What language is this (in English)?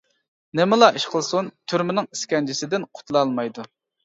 Uyghur